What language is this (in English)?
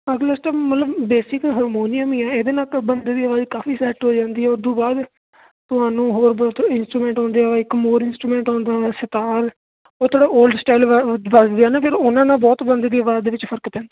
Punjabi